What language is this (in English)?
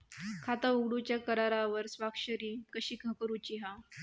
Marathi